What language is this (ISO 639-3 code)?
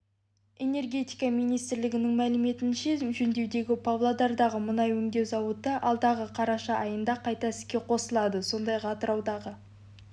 kaz